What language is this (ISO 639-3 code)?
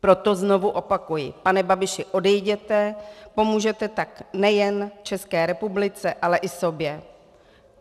ces